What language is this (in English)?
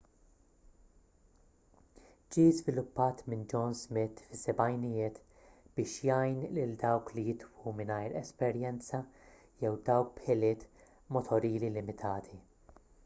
Maltese